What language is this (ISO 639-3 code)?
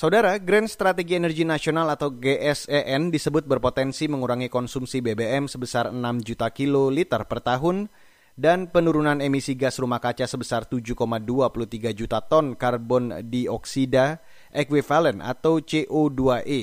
ind